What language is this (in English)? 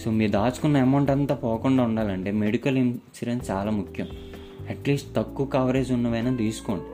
Telugu